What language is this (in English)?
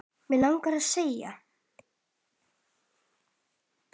Icelandic